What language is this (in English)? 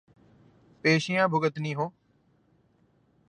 Urdu